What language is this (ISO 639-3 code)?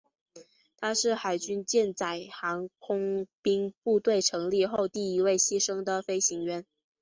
zho